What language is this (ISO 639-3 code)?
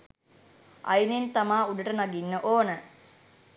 sin